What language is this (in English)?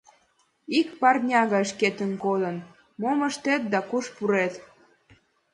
Mari